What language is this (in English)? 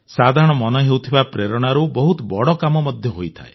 Odia